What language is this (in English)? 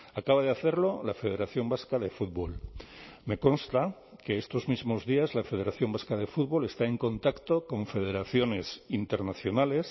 Spanish